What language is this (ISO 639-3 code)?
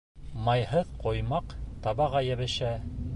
bak